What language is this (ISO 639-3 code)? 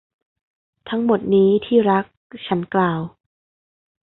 tha